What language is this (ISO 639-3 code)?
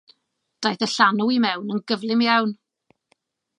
cym